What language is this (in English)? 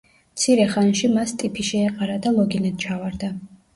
Georgian